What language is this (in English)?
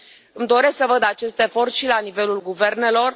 Romanian